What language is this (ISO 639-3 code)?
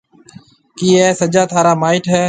mve